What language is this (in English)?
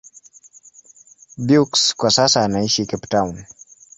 Swahili